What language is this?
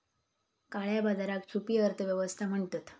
Marathi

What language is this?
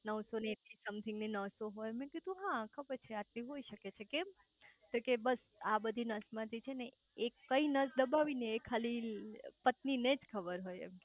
Gujarati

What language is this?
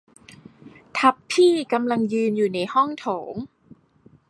Thai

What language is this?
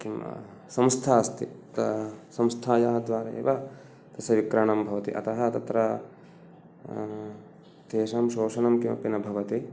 Sanskrit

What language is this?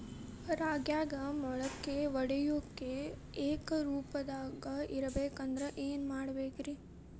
Kannada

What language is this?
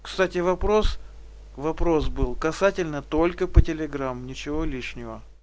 Russian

